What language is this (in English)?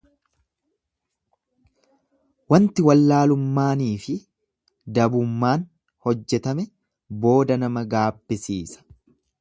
Oromo